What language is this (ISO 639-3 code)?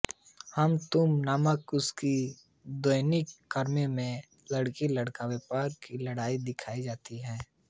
hin